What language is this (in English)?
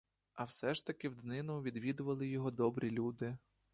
Ukrainian